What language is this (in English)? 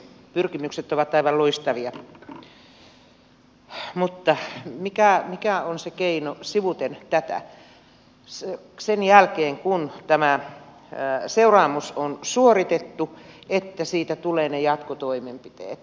Finnish